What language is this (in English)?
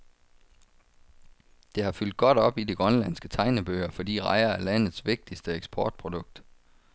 Danish